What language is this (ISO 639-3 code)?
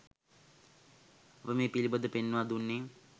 sin